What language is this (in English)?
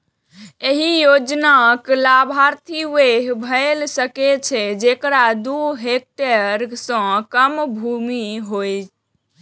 Maithili